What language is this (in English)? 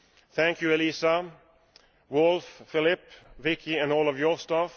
English